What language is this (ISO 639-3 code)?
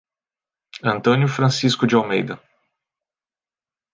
por